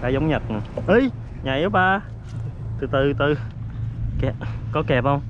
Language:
Vietnamese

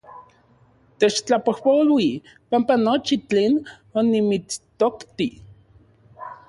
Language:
Central Puebla Nahuatl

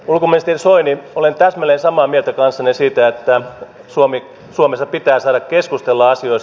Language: Finnish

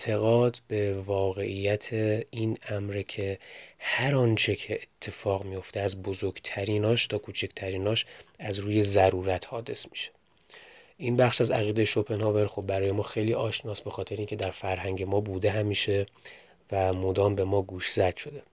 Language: Persian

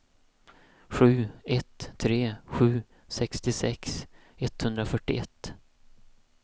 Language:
Swedish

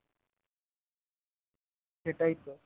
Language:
Bangla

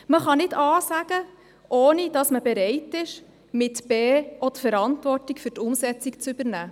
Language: Swiss German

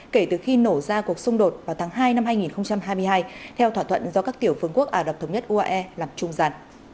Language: Vietnamese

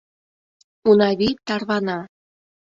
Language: Mari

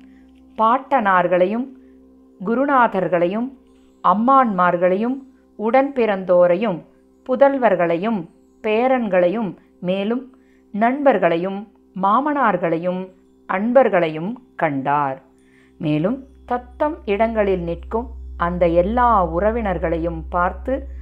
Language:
Tamil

